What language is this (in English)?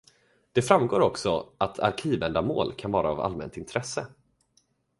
Swedish